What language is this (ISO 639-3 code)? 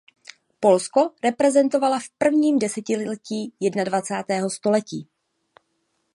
ces